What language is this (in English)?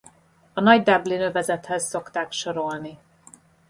Hungarian